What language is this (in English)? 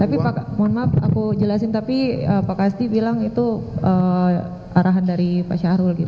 Indonesian